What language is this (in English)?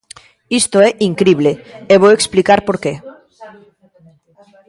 Galician